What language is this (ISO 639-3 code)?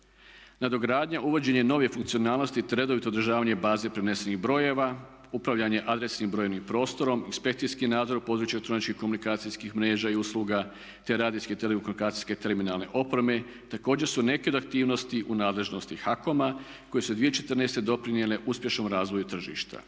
hrv